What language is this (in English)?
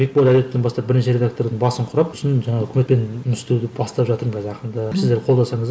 Kazakh